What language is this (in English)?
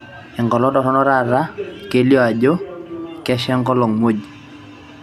Masai